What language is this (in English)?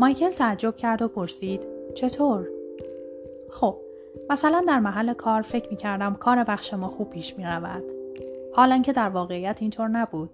Persian